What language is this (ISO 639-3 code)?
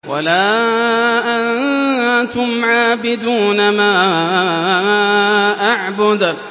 ara